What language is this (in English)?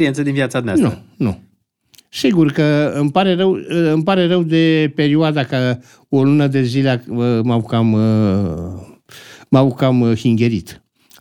Romanian